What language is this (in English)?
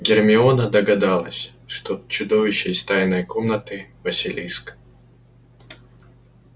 Russian